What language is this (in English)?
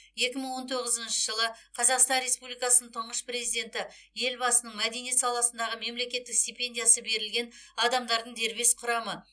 Kazakh